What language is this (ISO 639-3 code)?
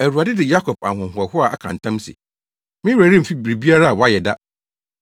aka